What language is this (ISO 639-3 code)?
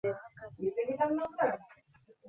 ben